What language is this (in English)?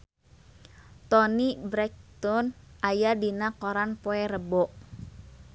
Sundanese